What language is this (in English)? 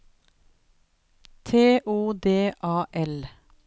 Norwegian